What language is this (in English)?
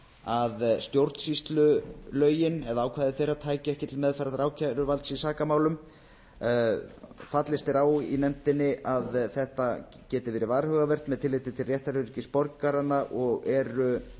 Icelandic